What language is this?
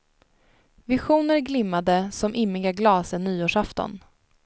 Swedish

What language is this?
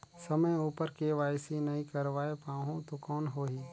Chhattisgarhi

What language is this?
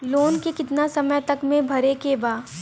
Bhojpuri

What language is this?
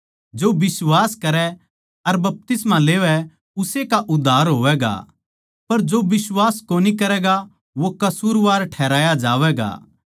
Haryanvi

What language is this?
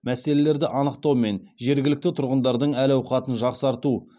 Kazakh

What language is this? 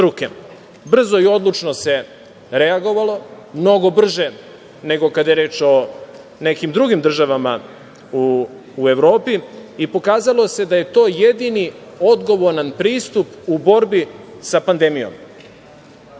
Serbian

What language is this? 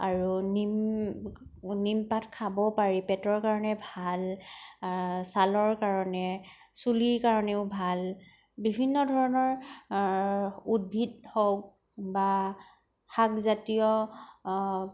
Assamese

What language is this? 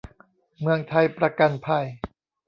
Thai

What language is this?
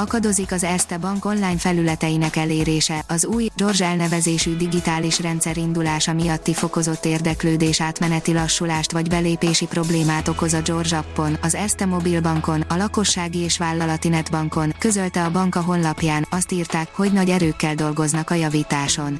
Hungarian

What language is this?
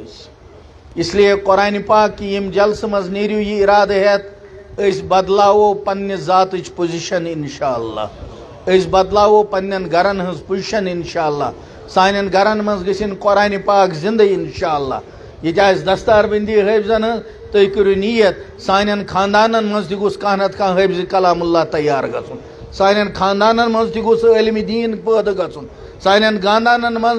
Romanian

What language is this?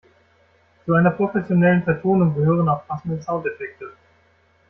German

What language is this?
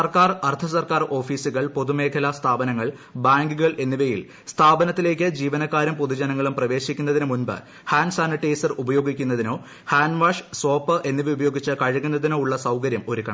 Malayalam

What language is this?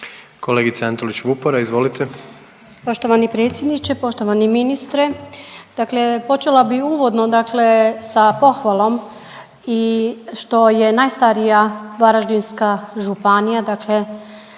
Croatian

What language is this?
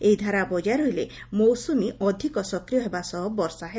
Odia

